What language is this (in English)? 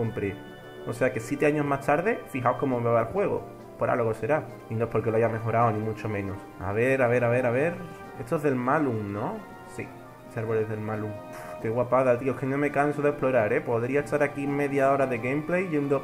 Spanish